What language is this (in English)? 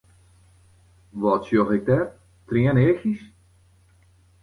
Western Frisian